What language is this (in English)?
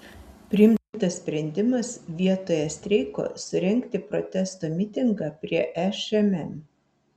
Lithuanian